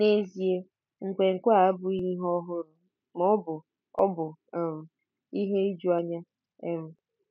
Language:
Igbo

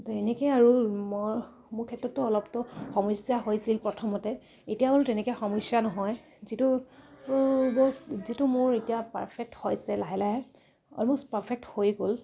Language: Assamese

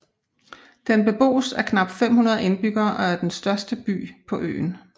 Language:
Danish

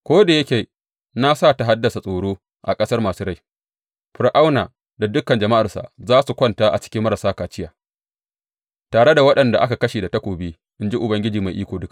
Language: Hausa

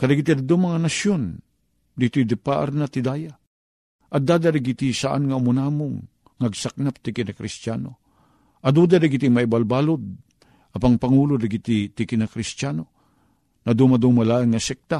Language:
Filipino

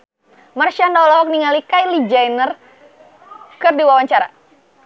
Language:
Sundanese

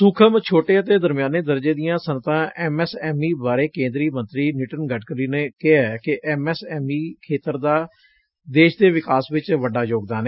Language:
Punjabi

